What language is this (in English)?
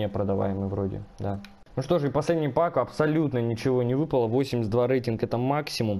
Russian